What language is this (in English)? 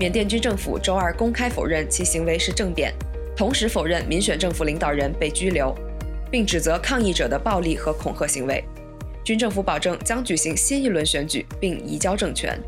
Chinese